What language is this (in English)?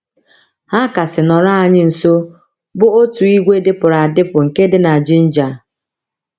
Igbo